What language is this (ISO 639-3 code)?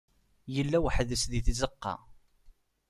kab